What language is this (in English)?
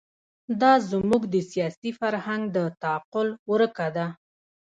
Pashto